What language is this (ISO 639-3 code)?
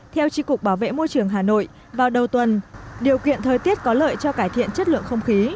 vie